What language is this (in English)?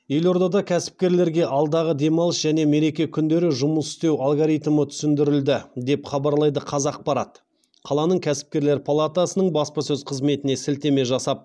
Kazakh